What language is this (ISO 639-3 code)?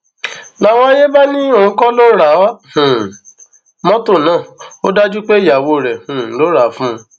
yor